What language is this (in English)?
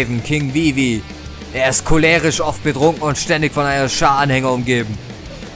German